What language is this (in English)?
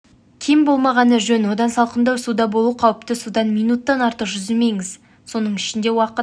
Kazakh